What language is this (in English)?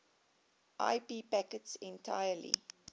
English